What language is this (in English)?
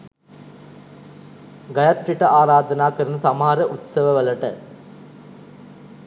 Sinhala